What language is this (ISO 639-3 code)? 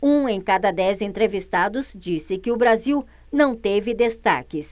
por